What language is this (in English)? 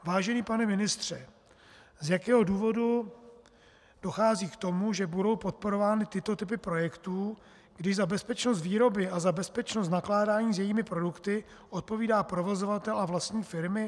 Czech